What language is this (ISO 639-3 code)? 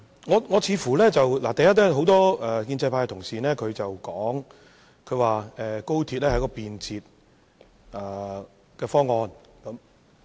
yue